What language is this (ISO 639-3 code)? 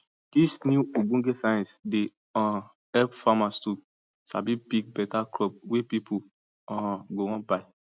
pcm